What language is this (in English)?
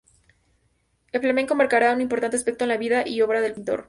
Spanish